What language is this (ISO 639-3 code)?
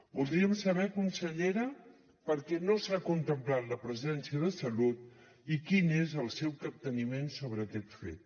cat